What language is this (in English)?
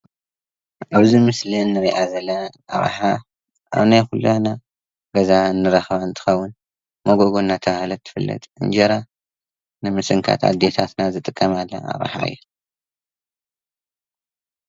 Tigrinya